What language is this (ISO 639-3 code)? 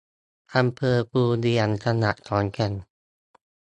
tha